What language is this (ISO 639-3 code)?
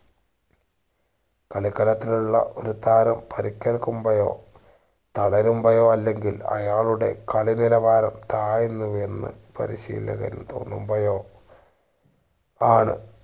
mal